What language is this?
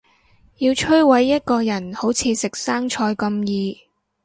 Cantonese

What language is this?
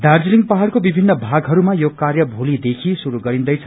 Nepali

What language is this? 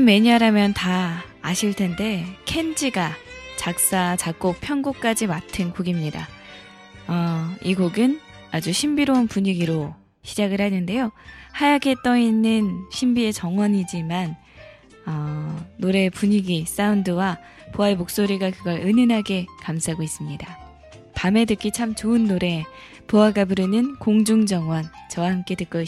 Korean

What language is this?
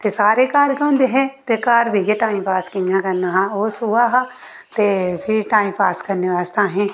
Dogri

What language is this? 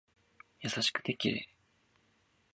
Japanese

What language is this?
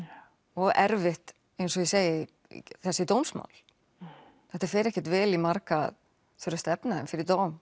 Icelandic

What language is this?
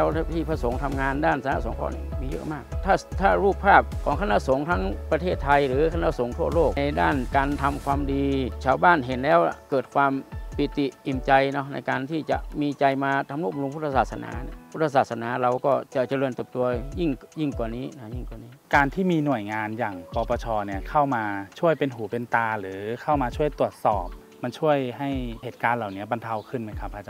Thai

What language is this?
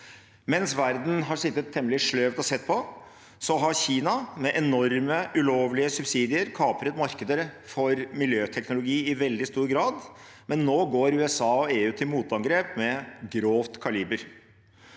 Norwegian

